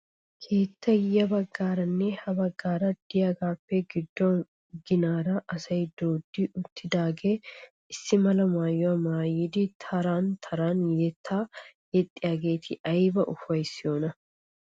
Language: Wolaytta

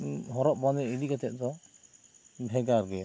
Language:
Santali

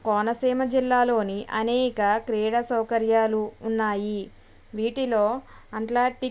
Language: Telugu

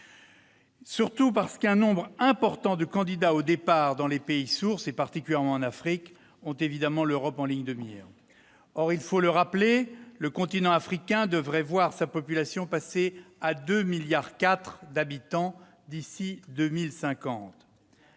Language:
French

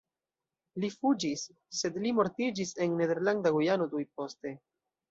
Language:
Esperanto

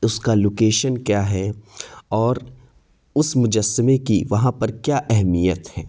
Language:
Urdu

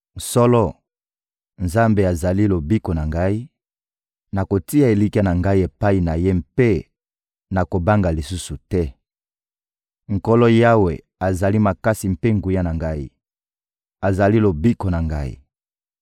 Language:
Lingala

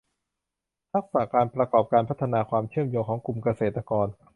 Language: Thai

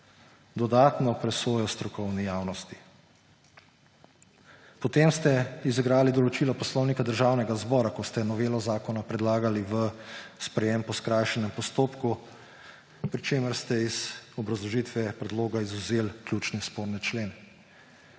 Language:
Slovenian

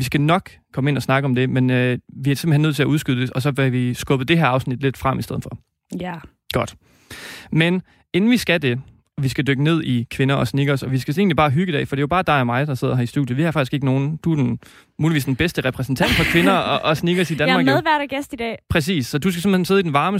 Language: Danish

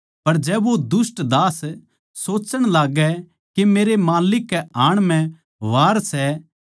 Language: Haryanvi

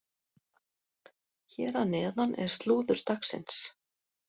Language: Icelandic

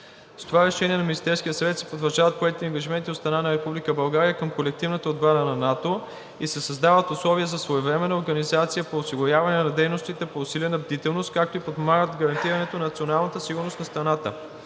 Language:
Bulgarian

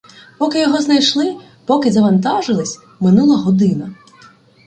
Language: Ukrainian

